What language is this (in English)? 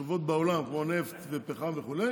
Hebrew